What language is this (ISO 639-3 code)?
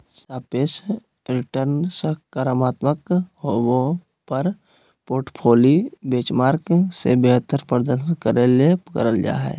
mag